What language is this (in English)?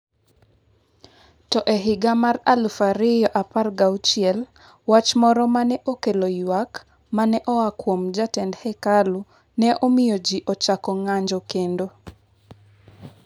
Luo (Kenya and Tanzania)